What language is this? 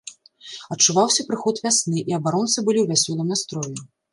Belarusian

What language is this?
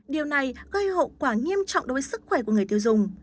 Vietnamese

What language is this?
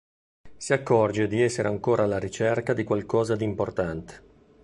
Italian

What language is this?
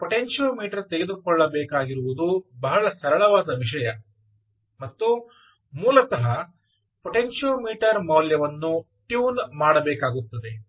Kannada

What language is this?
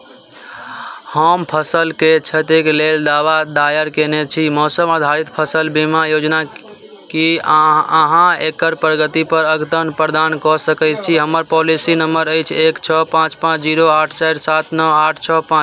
Maithili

